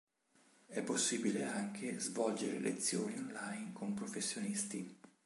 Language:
Italian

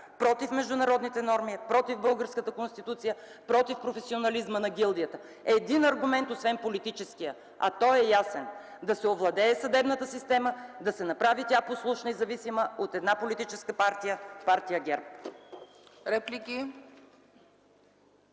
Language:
Bulgarian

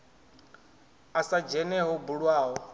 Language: Venda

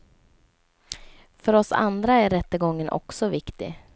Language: Swedish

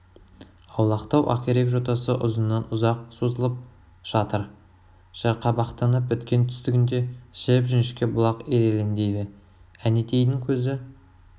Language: Kazakh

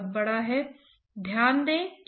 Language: Hindi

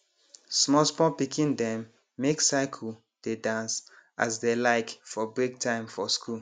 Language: Nigerian Pidgin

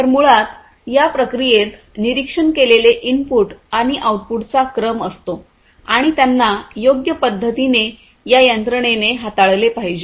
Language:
Marathi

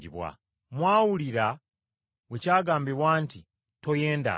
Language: Ganda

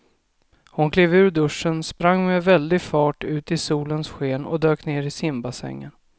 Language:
Swedish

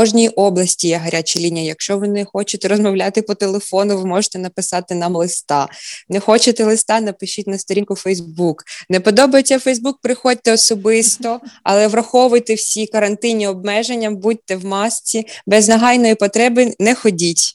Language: Ukrainian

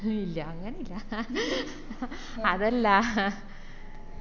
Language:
Malayalam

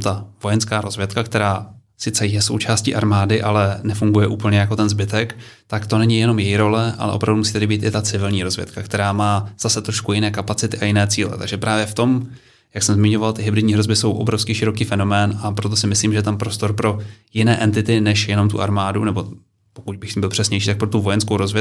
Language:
Czech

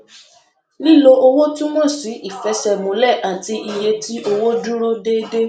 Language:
Yoruba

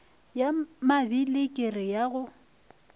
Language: Northern Sotho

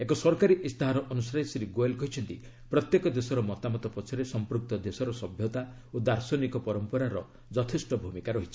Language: Odia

